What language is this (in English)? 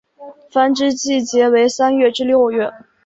Chinese